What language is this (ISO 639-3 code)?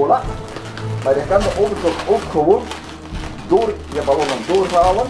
nld